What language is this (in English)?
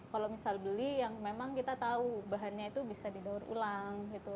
Indonesian